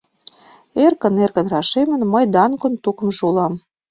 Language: Mari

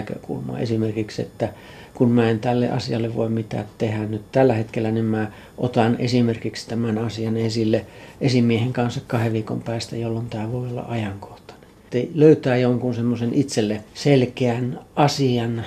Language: Finnish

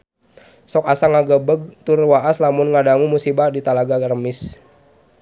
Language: Sundanese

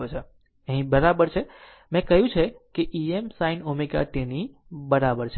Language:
Gujarati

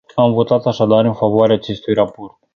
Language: Romanian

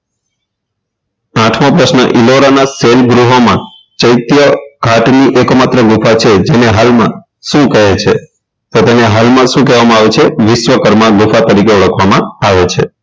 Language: Gujarati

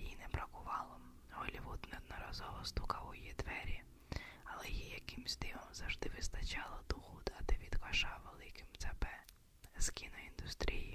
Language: Ukrainian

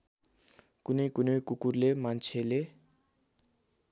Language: Nepali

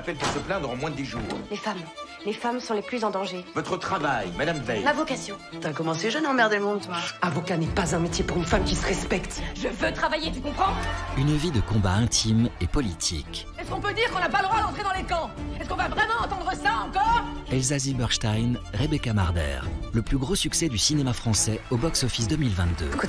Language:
French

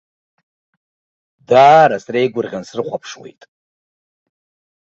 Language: Abkhazian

